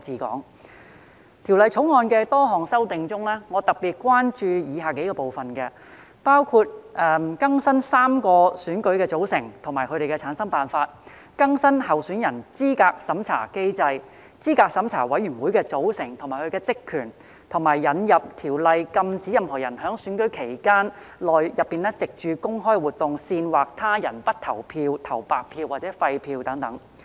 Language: Cantonese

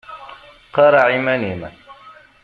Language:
Kabyle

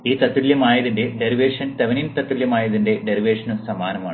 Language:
Malayalam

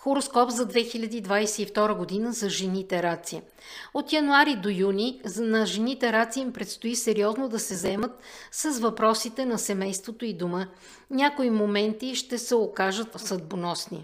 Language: Bulgarian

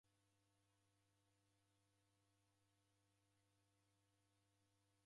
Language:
Taita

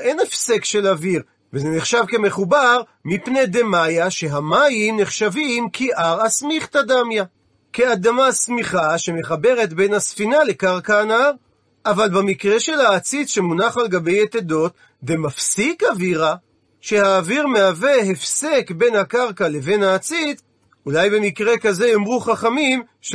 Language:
Hebrew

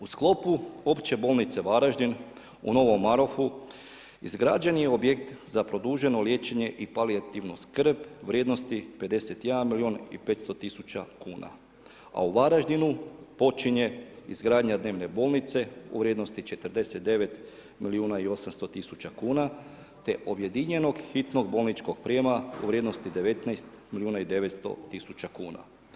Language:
Croatian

